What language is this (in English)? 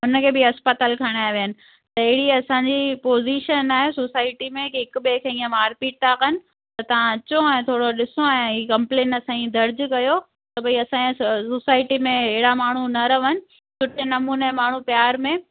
Sindhi